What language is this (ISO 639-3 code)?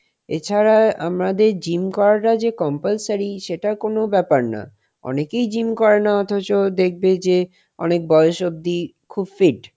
ben